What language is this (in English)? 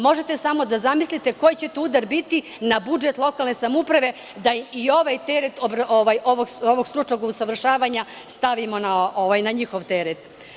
Serbian